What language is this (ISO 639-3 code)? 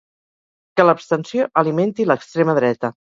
cat